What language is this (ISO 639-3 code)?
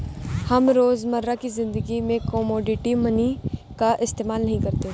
hin